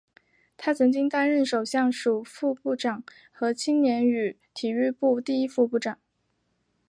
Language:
Chinese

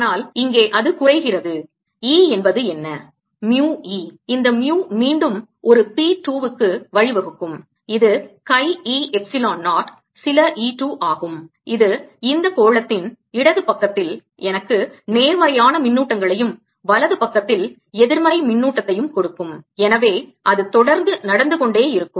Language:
Tamil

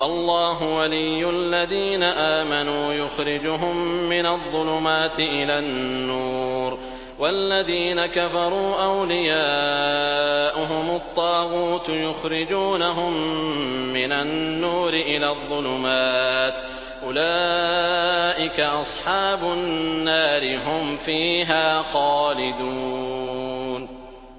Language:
Arabic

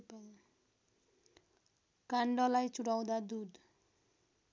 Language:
Nepali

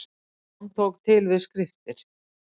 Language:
Icelandic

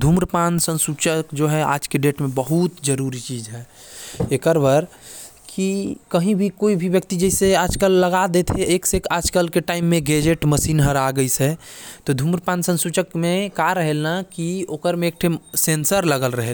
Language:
Korwa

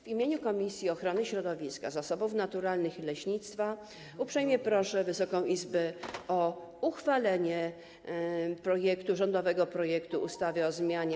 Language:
Polish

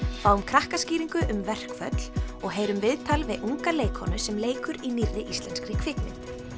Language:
Icelandic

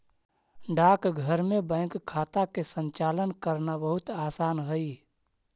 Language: Magahi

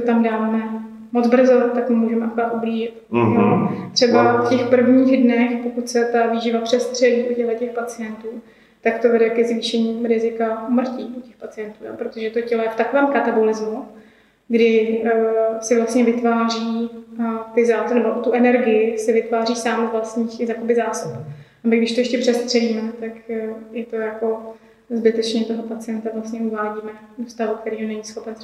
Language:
Czech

